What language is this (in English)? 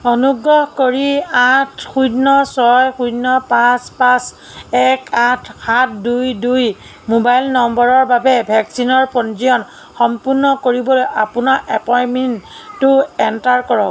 Assamese